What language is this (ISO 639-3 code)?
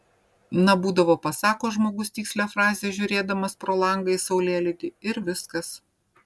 lit